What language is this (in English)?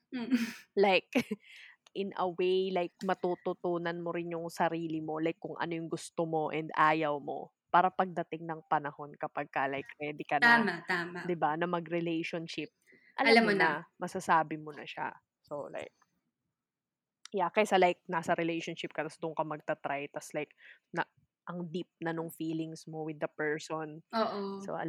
Filipino